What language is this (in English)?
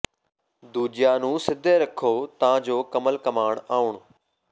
Punjabi